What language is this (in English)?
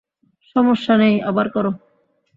Bangla